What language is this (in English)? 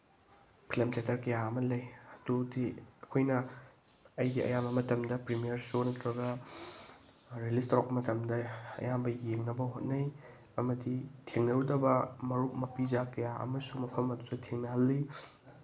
Manipuri